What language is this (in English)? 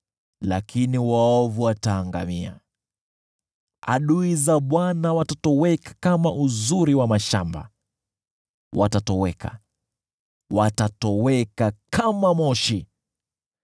Swahili